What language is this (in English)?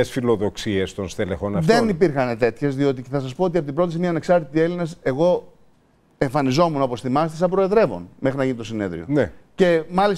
Greek